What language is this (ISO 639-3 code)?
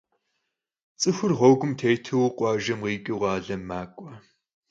kbd